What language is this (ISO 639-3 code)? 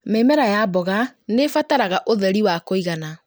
kik